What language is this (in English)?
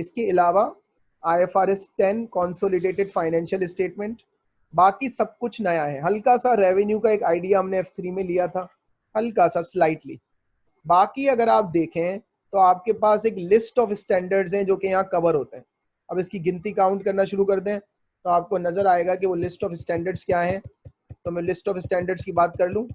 Hindi